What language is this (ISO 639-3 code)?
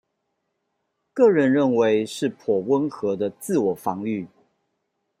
zho